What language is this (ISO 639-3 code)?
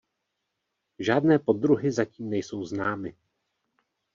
ces